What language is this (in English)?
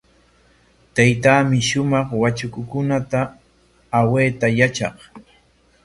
Corongo Ancash Quechua